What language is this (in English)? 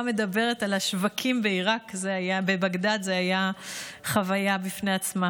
Hebrew